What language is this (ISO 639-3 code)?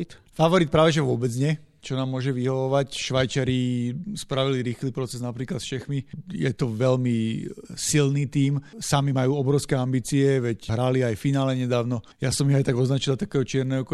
slk